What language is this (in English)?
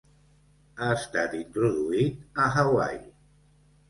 Catalan